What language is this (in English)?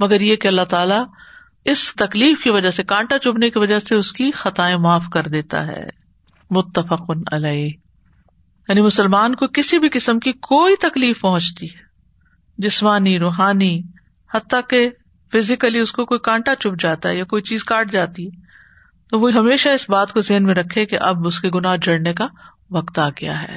Urdu